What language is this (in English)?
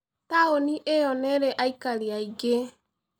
Kikuyu